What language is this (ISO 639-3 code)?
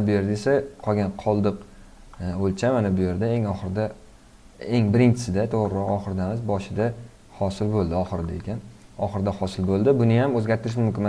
tur